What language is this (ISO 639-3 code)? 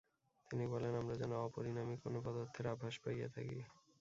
ben